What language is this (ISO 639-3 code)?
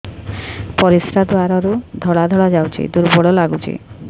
ori